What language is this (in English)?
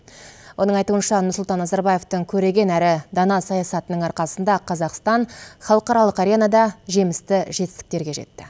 Kazakh